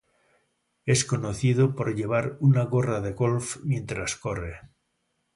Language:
Spanish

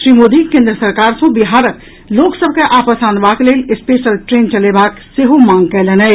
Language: Maithili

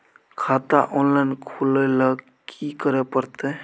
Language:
Maithili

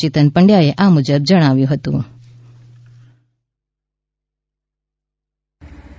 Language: Gujarati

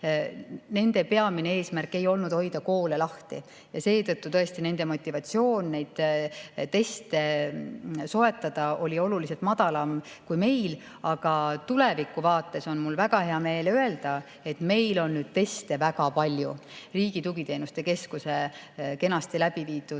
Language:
Estonian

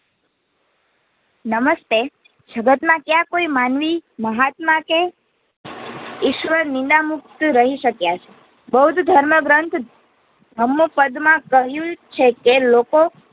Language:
Gujarati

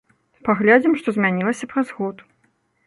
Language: Belarusian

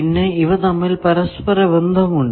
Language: Malayalam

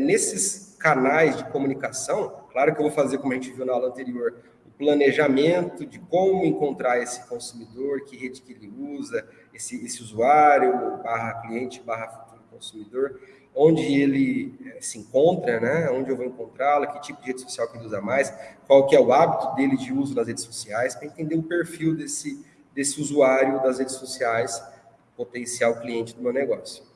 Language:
Portuguese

